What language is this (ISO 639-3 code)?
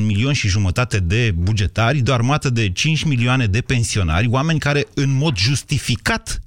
ron